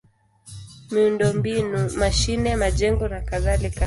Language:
Swahili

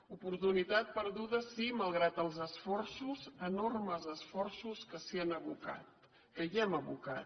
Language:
Catalan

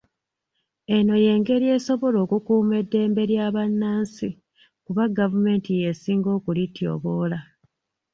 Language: Ganda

